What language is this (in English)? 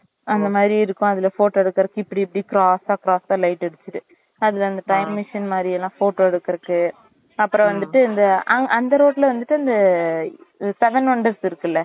Tamil